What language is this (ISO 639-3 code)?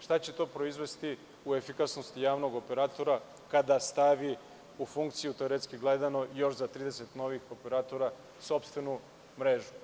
srp